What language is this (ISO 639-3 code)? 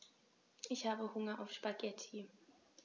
deu